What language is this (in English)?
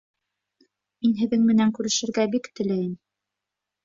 Bashkir